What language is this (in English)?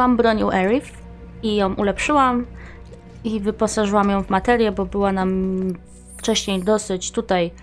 Polish